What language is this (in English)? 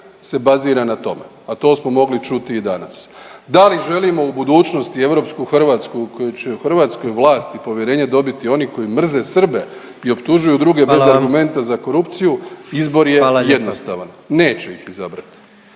Croatian